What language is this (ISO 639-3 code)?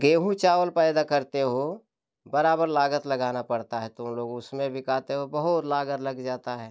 hin